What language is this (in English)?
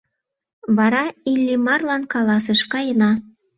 Mari